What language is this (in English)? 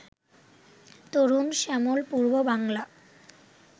Bangla